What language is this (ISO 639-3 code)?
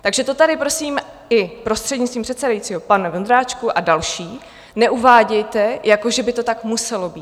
ces